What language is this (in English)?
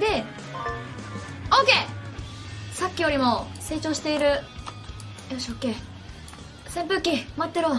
Japanese